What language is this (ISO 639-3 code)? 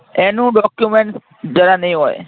guj